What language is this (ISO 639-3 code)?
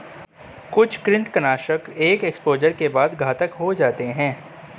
hin